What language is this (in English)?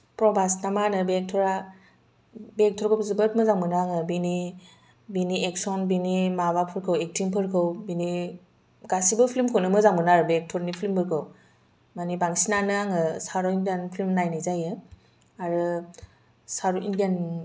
Bodo